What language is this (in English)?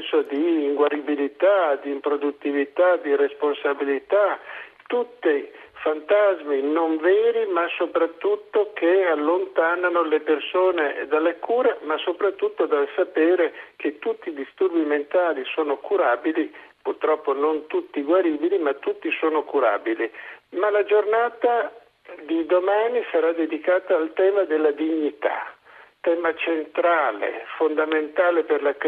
Italian